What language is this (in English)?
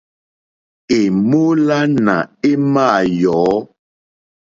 Mokpwe